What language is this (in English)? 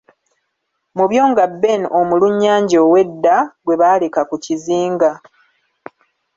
Ganda